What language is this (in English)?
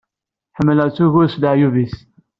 Kabyle